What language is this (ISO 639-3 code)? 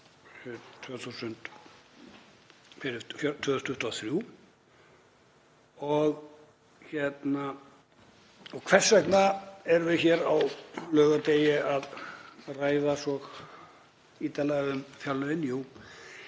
isl